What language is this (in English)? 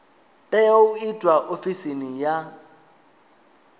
Venda